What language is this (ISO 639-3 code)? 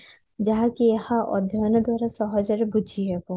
ori